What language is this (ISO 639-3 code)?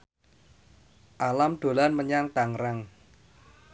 jav